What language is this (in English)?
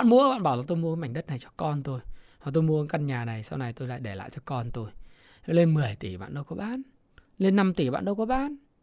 Vietnamese